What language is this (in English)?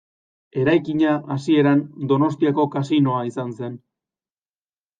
Basque